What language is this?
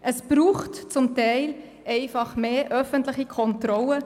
Swiss German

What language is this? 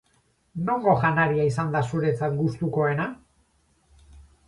Basque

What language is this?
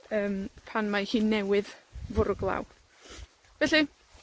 Welsh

